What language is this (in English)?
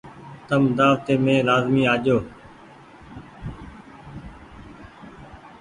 Goaria